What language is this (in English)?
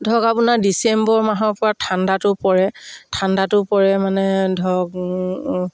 Assamese